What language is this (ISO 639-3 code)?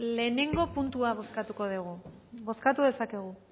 eus